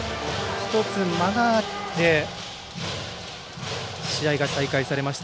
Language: Japanese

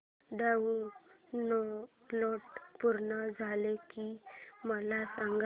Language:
Marathi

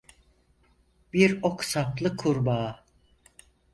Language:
Turkish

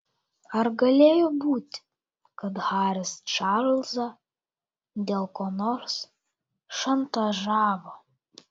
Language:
Lithuanian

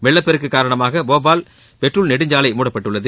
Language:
Tamil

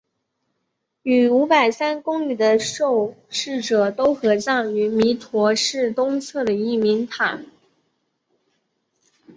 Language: Chinese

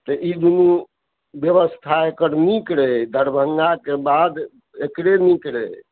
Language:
Maithili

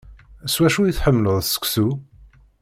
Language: Kabyle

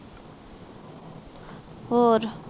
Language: Punjabi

